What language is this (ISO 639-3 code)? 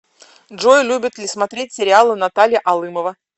rus